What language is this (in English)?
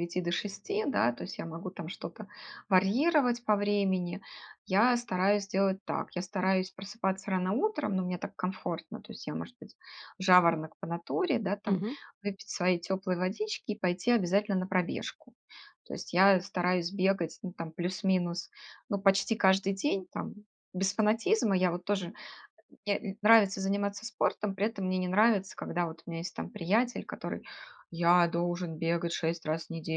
Russian